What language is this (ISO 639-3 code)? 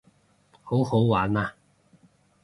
yue